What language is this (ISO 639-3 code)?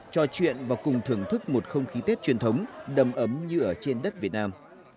vie